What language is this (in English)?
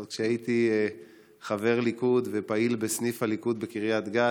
Hebrew